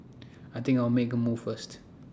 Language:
English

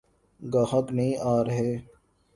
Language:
Urdu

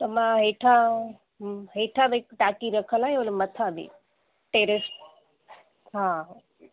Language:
Sindhi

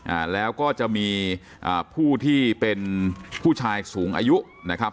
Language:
Thai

